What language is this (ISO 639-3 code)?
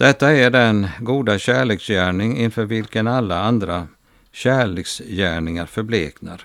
swe